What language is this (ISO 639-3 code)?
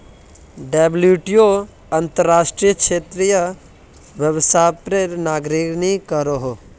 mag